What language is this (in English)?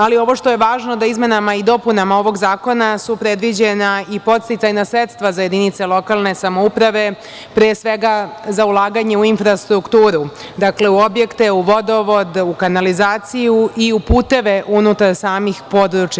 Serbian